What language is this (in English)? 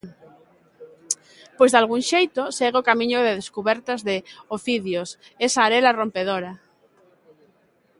Galician